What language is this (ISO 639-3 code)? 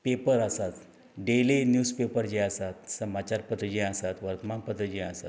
kok